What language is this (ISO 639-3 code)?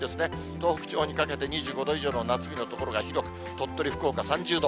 jpn